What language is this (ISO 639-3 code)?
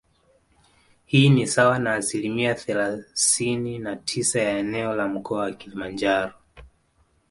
swa